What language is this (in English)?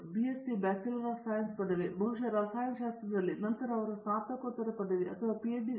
Kannada